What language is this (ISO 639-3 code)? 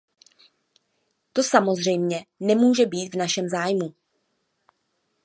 ces